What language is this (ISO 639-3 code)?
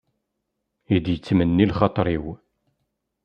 kab